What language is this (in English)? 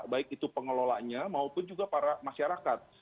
Indonesian